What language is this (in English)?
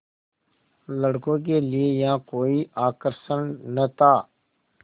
Hindi